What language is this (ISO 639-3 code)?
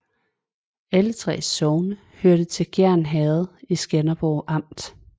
dan